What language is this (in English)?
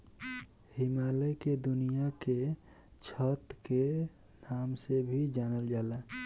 Bhojpuri